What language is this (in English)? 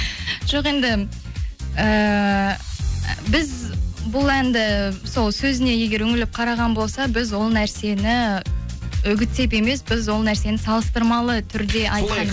Kazakh